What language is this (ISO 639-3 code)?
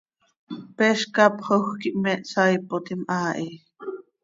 sei